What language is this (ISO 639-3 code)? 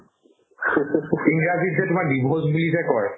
asm